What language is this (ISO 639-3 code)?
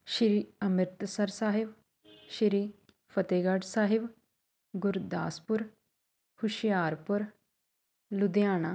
pan